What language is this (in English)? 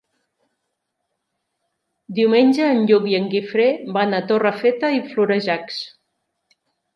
Catalan